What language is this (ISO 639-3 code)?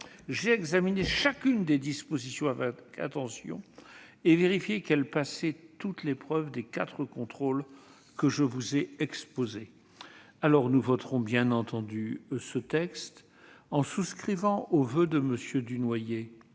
fra